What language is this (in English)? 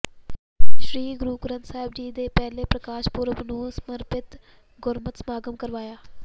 Punjabi